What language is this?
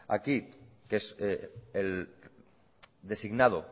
Spanish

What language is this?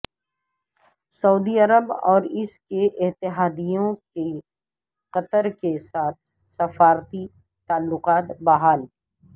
Urdu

